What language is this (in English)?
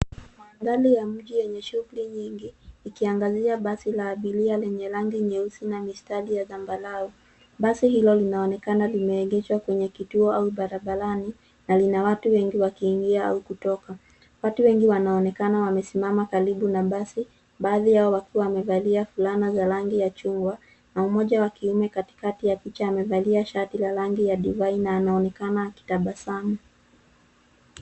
Swahili